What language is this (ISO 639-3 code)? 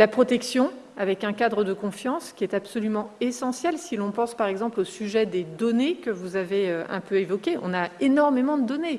fra